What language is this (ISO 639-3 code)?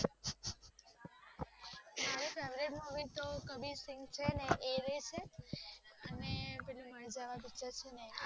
guj